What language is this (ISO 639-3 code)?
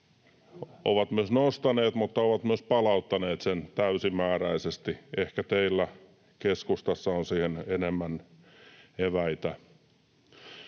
fin